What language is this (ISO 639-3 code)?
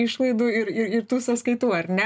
lit